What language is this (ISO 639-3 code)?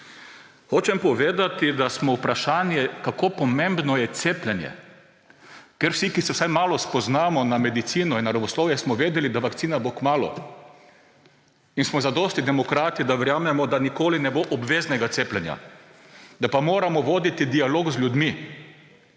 slv